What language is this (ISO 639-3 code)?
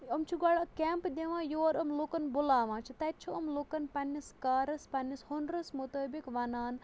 kas